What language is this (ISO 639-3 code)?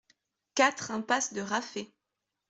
fra